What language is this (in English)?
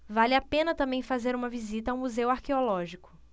Portuguese